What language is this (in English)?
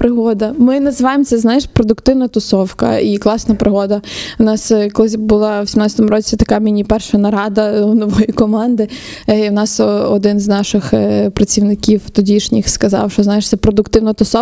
Ukrainian